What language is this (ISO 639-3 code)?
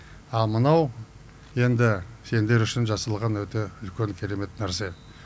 kaz